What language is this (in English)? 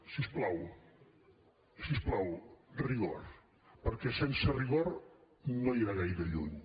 Catalan